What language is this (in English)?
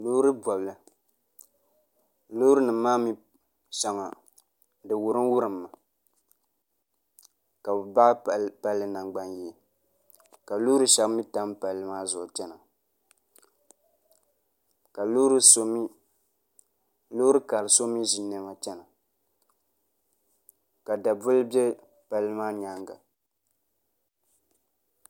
Dagbani